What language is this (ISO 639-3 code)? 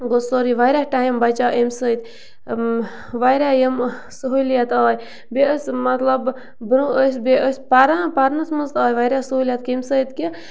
kas